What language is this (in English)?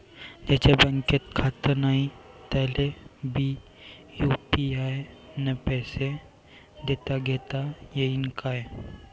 Marathi